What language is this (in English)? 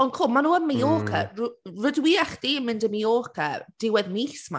Welsh